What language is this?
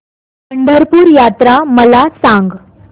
Marathi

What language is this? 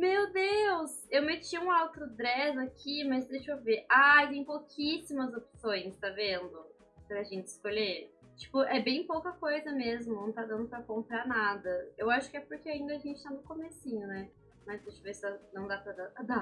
Portuguese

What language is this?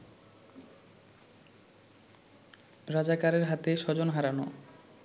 Bangla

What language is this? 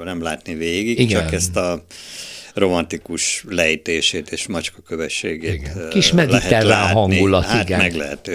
Hungarian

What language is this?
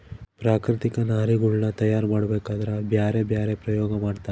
Kannada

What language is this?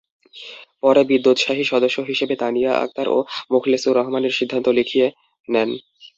Bangla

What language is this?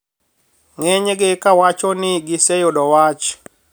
Luo (Kenya and Tanzania)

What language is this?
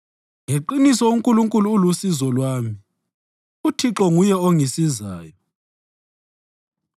North Ndebele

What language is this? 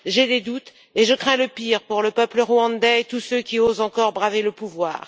French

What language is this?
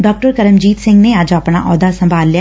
Punjabi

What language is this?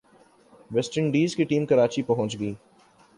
Urdu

